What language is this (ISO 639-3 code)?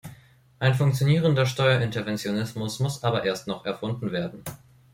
deu